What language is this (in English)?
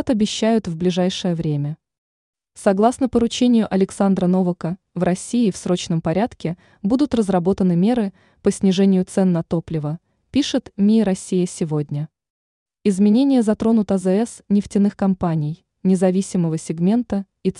Russian